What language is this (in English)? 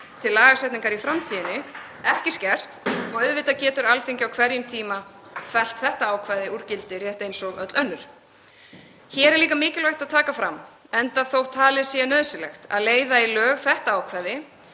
Icelandic